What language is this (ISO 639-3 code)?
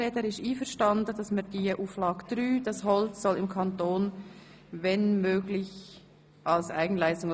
gsw